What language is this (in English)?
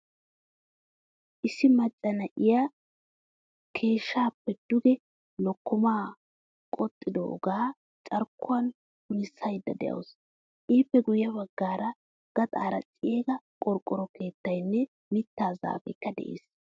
Wolaytta